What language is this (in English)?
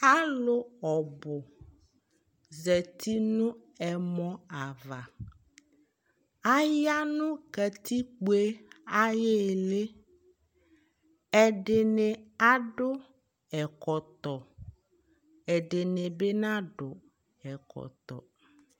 Ikposo